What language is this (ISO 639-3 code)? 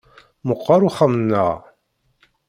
kab